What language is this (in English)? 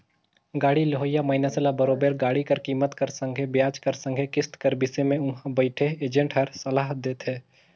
Chhattisgarhi